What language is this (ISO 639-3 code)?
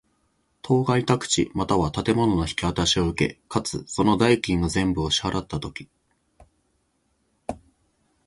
jpn